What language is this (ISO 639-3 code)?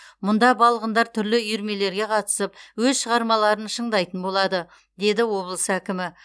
kaz